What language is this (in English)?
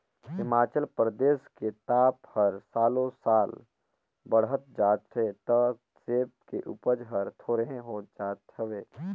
Chhattisgarhi